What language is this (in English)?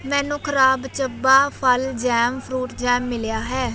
Punjabi